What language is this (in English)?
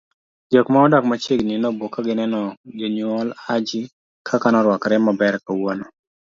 Luo (Kenya and Tanzania)